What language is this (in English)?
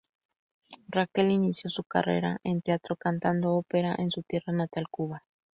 Spanish